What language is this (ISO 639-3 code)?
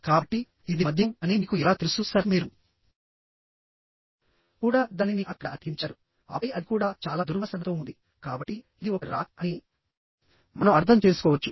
tel